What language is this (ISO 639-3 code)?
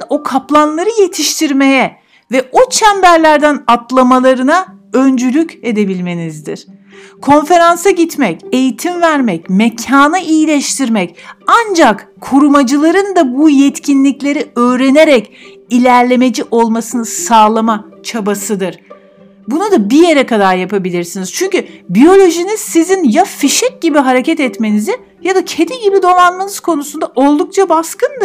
tur